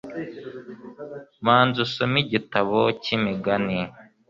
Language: Kinyarwanda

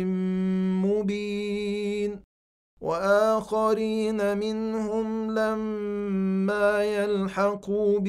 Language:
Arabic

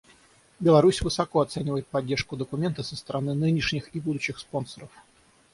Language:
Russian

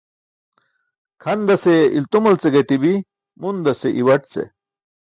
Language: Burushaski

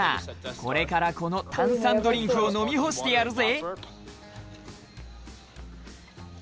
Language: Japanese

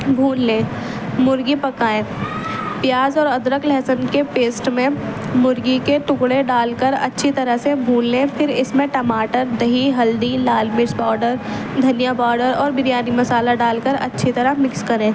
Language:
Urdu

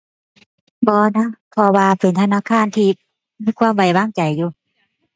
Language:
Thai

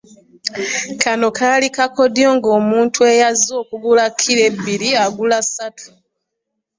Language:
Ganda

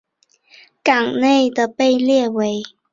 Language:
Chinese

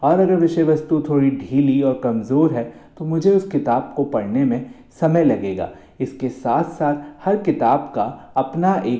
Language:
Hindi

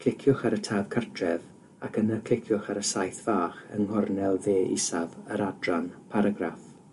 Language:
Welsh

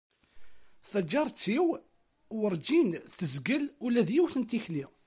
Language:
Kabyle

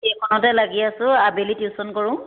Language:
Assamese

